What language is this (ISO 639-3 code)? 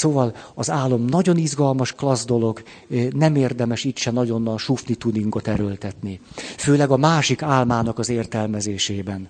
hun